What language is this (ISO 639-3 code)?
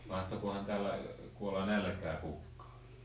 fin